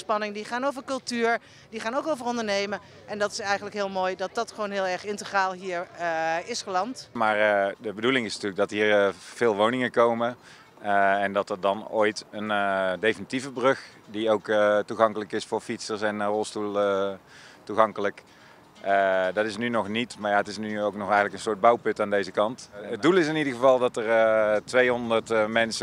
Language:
Dutch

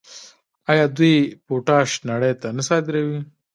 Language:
Pashto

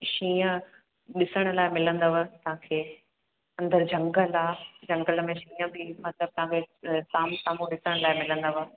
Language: Sindhi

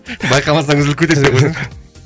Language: Kazakh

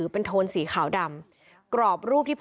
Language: Thai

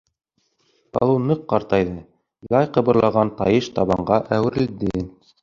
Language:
Bashkir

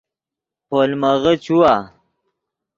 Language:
Yidgha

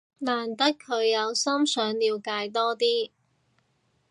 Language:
Cantonese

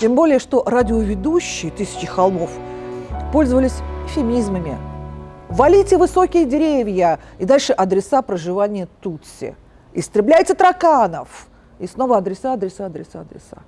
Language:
Russian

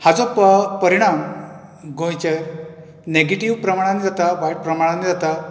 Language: Konkani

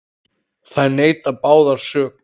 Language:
Icelandic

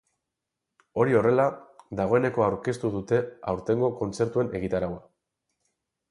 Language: Basque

